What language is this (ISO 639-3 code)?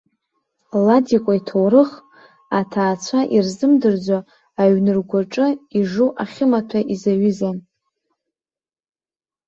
abk